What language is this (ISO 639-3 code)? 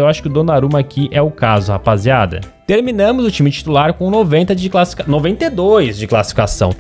por